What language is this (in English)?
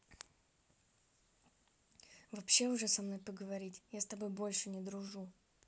Russian